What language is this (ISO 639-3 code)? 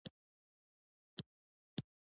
pus